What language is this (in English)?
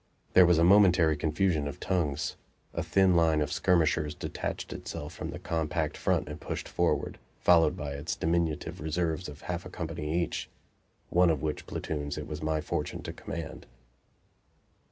English